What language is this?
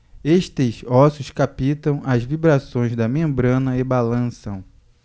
Portuguese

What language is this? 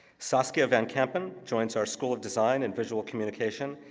English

